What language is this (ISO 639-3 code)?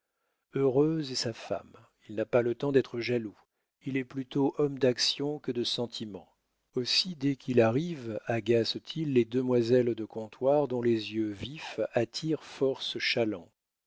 fra